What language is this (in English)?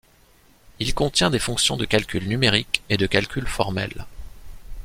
French